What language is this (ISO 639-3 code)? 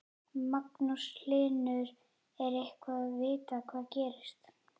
isl